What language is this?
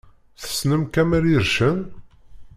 Kabyle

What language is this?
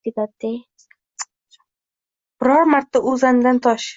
Uzbek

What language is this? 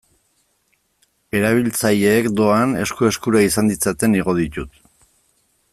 Basque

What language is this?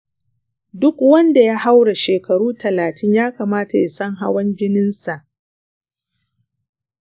Hausa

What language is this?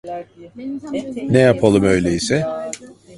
Turkish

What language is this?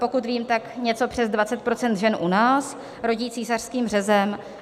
Czech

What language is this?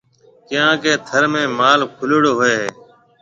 Marwari (Pakistan)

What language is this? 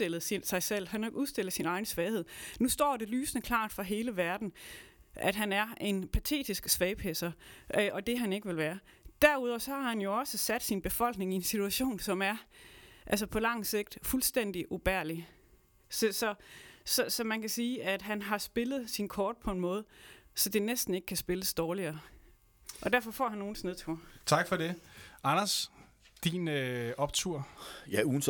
Danish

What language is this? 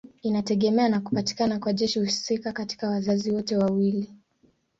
Swahili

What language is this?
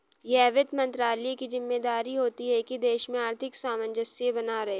Hindi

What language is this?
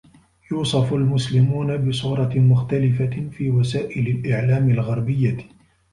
Arabic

